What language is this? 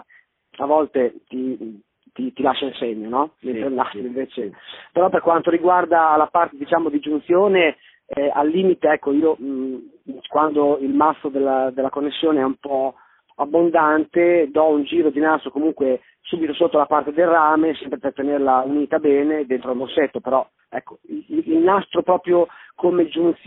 Italian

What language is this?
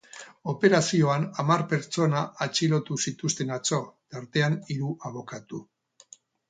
Basque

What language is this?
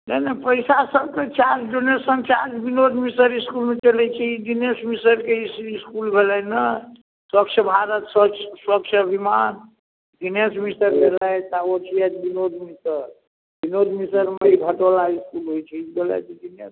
Maithili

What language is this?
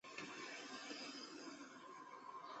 Chinese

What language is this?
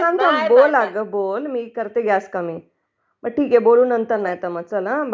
Marathi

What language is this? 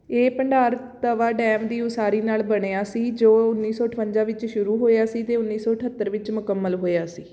Punjabi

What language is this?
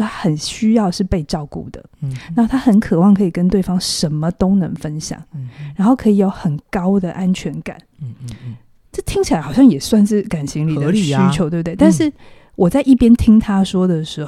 Chinese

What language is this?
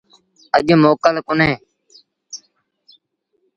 Sindhi Bhil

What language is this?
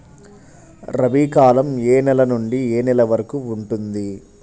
Telugu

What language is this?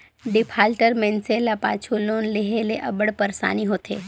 Chhattisgarhi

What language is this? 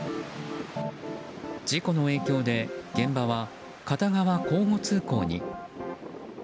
Japanese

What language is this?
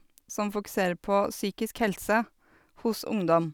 Norwegian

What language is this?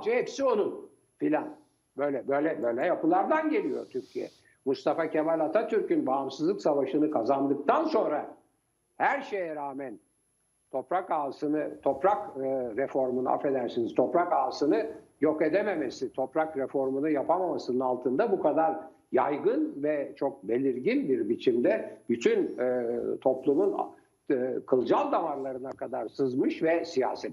Turkish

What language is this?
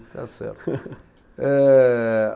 Portuguese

